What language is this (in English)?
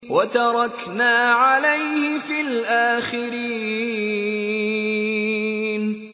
Arabic